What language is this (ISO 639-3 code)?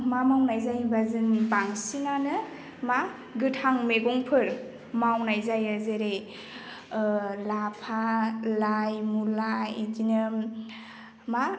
brx